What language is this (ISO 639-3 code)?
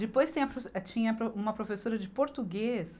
por